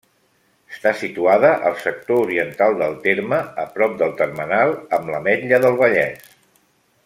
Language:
Catalan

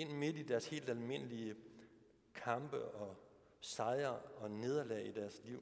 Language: Danish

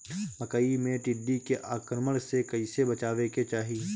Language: Bhojpuri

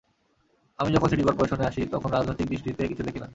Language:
Bangla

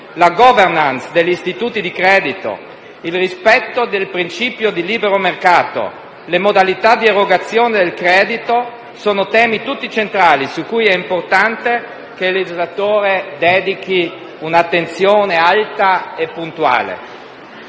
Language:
Italian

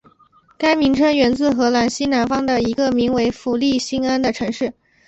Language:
Chinese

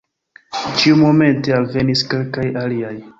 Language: Esperanto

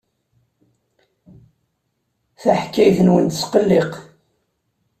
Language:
Kabyle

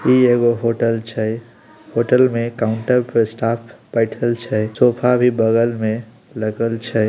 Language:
Magahi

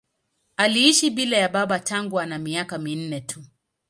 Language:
Swahili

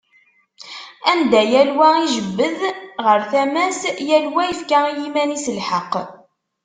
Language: Kabyle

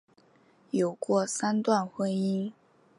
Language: Chinese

